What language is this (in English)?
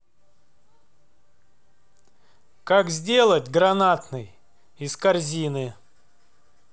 Russian